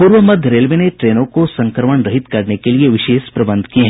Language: Hindi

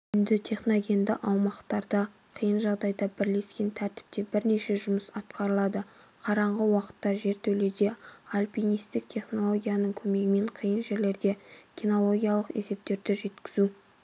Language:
Kazakh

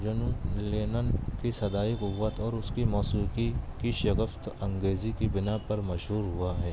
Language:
Urdu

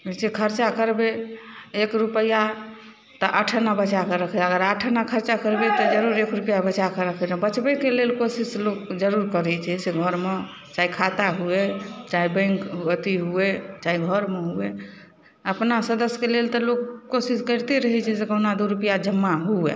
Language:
Maithili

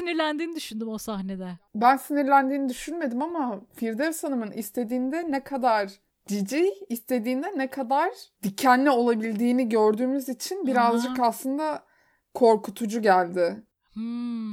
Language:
Turkish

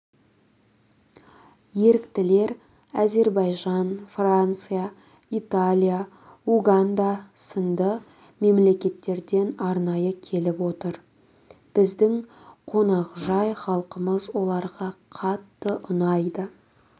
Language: Kazakh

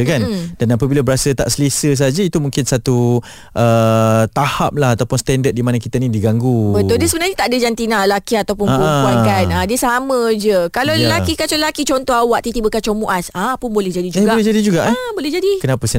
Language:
Malay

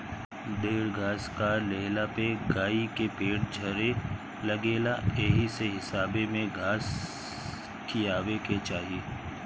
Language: Bhojpuri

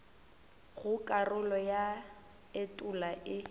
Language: Northern Sotho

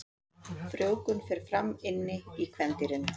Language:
Icelandic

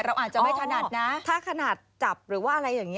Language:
Thai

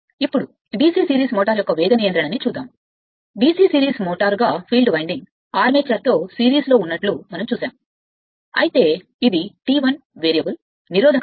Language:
Telugu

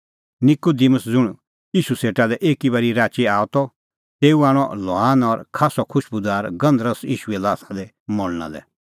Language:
Kullu Pahari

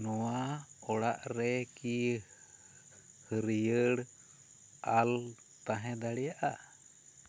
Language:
Santali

